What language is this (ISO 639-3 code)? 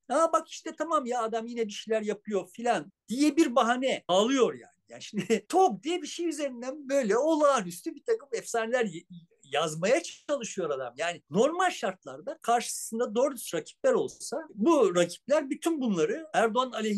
tur